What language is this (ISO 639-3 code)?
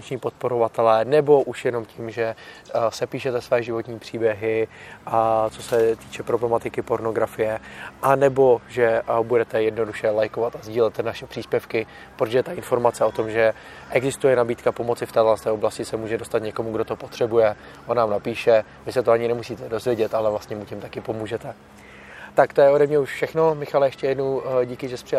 ces